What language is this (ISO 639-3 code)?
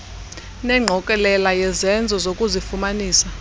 xho